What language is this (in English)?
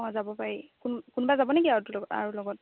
Assamese